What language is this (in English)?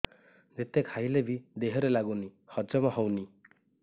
Odia